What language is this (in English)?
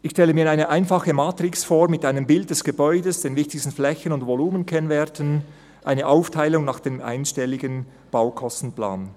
Swiss German